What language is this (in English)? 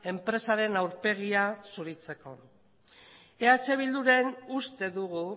Basque